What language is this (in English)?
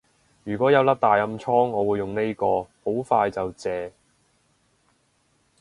Cantonese